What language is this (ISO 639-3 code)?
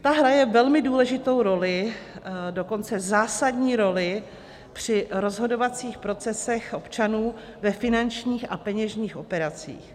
ces